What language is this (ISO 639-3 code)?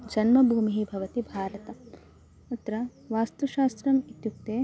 san